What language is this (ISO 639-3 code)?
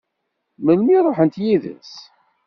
kab